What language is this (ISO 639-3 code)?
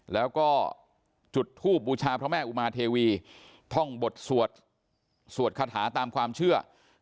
tha